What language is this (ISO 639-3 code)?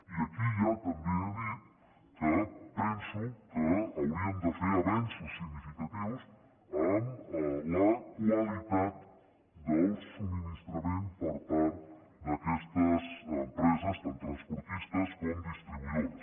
cat